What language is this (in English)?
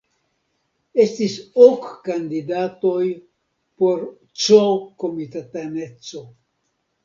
Esperanto